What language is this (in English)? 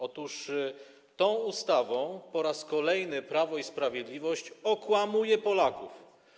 Polish